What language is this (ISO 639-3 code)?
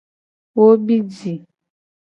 gej